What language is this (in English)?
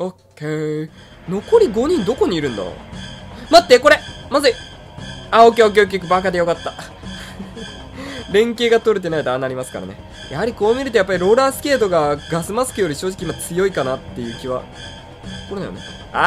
Japanese